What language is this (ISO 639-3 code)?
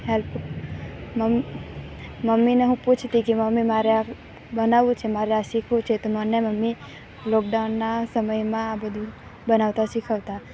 guj